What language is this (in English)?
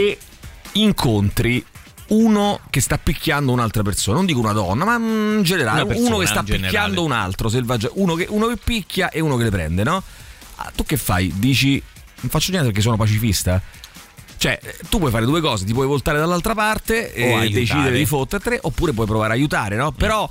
Italian